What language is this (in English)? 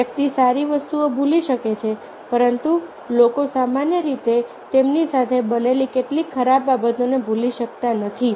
Gujarati